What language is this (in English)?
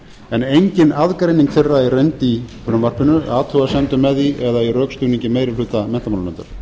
Icelandic